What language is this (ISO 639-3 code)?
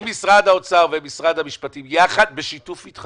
heb